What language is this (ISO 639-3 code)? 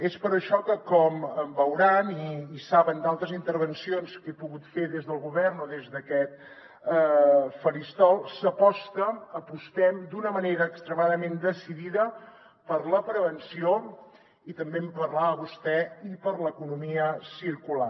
cat